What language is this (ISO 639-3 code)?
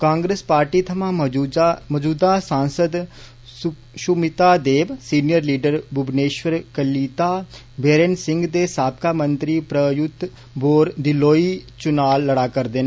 doi